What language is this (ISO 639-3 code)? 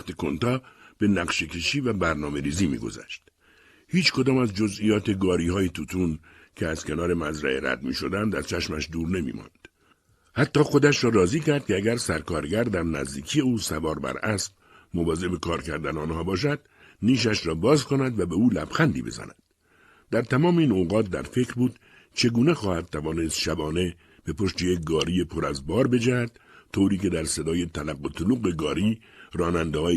fas